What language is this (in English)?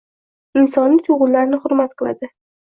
Uzbek